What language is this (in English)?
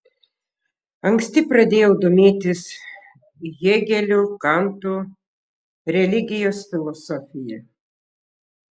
Lithuanian